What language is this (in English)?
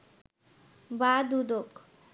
Bangla